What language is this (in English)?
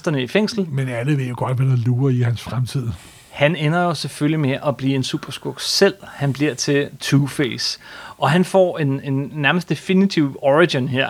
Danish